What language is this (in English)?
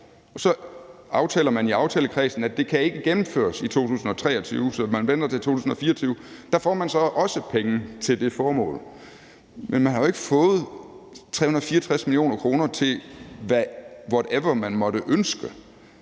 Danish